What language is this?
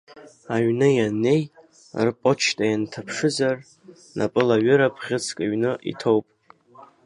Abkhazian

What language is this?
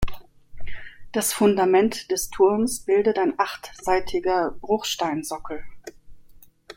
German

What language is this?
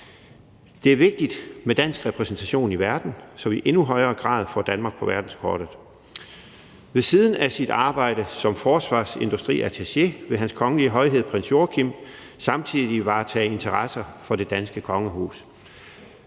Danish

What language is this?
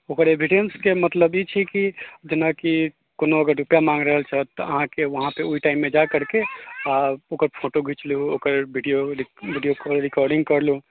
Maithili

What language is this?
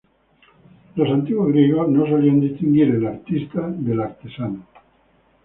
Spanish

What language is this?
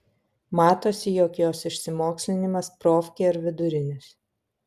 Lithuanian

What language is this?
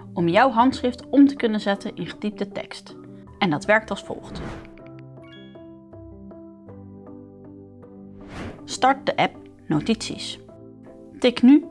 Dutch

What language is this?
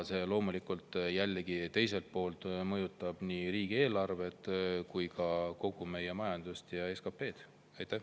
Estonian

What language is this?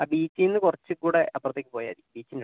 Malayalam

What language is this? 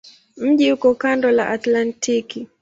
Swahili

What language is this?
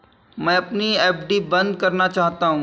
Hindi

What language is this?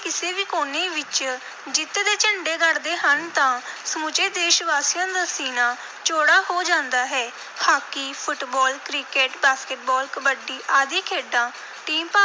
Punjabi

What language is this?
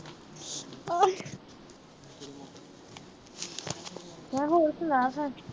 Punjabi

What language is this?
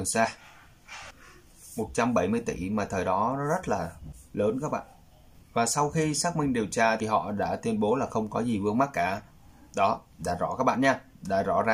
Vietnamese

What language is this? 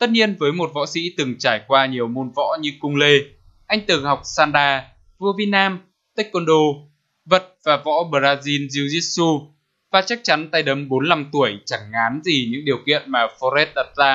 Vietnamese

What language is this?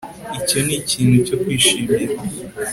Kinyarwanda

